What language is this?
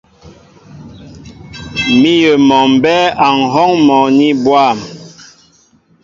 Mbo (Cameroon)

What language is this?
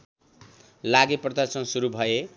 Nepali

